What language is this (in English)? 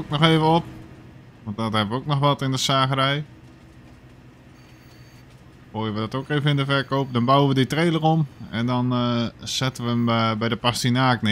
Dutch